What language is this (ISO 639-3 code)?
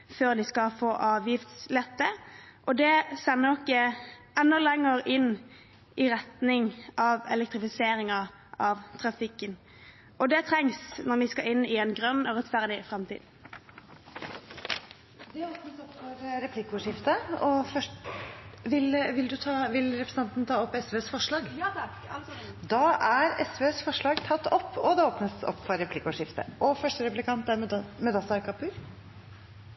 nor